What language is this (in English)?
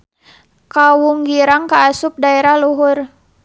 Sundanese